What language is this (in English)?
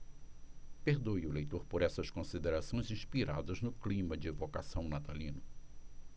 Portuguese